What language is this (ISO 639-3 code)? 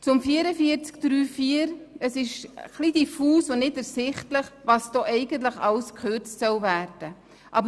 gsw